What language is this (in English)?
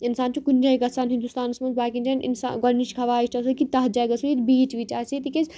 Kashmiri